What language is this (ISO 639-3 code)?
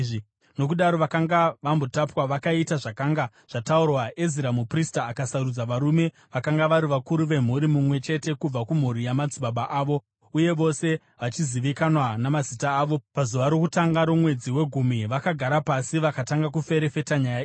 sna